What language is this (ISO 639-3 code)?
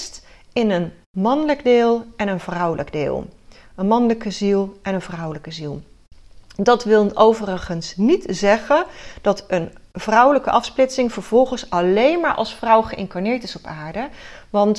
nld